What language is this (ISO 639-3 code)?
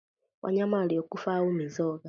swa